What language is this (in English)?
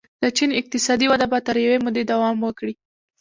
Pashto